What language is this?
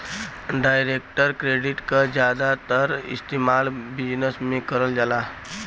Bhojpuri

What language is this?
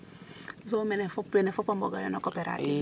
Serer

